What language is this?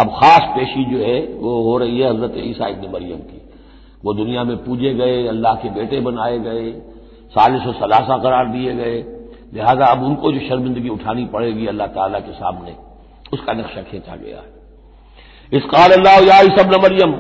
Hindi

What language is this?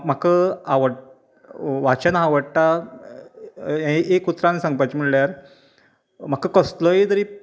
Konkani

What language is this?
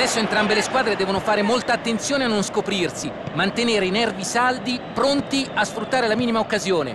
Italian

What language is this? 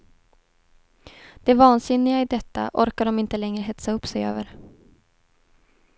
Swedish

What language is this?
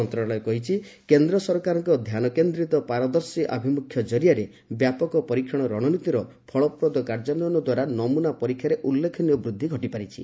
Odia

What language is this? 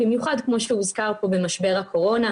Hebrew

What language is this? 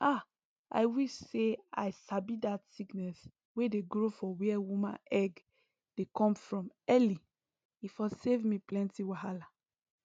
Nigerian Pidgin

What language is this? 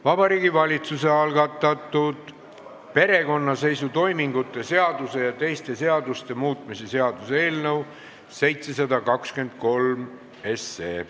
Estonian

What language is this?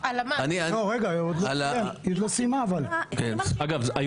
Hebrew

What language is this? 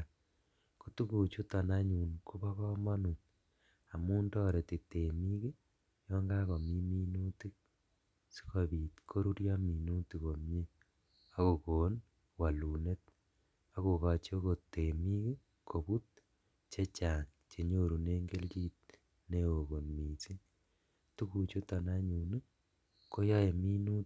Kalenjin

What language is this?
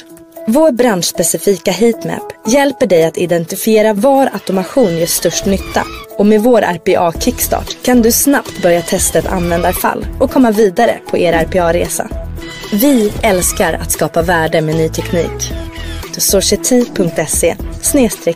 Swedish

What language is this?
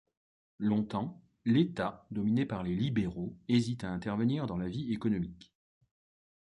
French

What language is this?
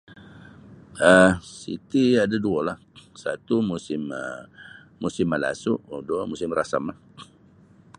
Sabah Bisaya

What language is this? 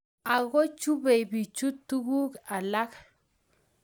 Kalenjin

